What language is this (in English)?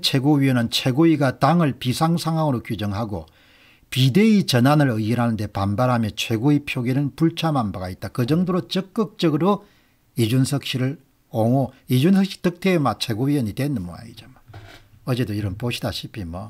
Korean